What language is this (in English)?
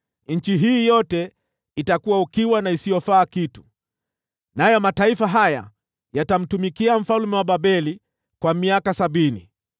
Swahili